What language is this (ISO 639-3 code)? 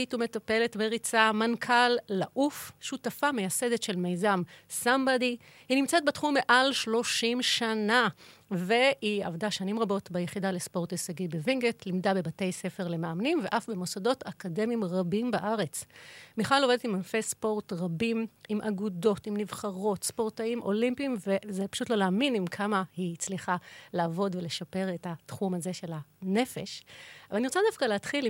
heb